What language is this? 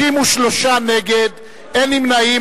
Hebrew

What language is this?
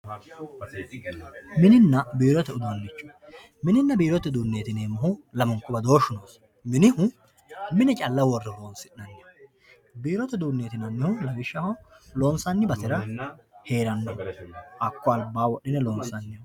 Sidamo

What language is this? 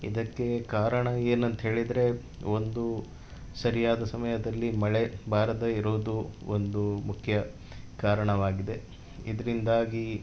Kannada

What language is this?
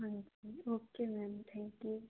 Punjabi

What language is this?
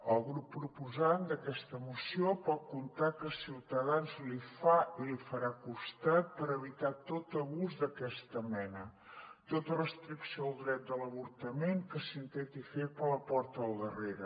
Catalan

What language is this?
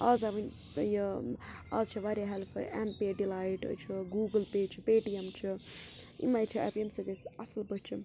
Kashmiri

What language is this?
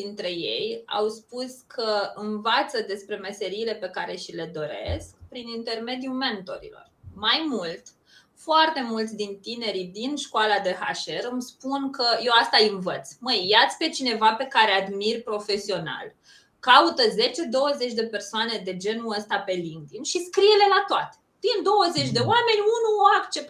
Romanian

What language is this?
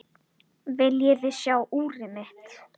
Icelandic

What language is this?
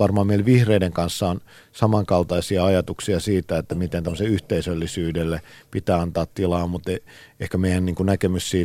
Finnish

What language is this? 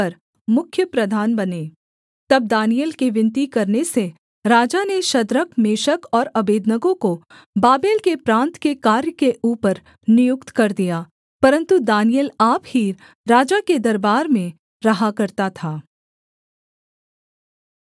Hindi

